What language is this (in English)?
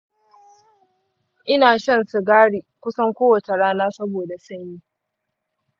Hausa